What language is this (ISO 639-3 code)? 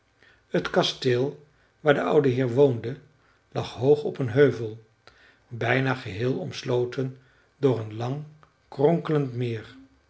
nld